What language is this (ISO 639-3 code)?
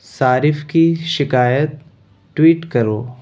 urd